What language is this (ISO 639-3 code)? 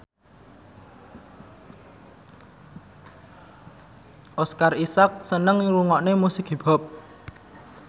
jav